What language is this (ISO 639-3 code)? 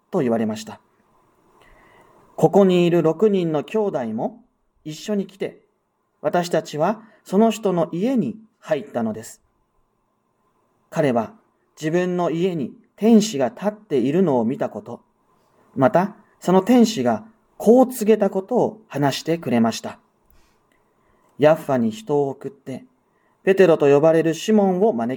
jpn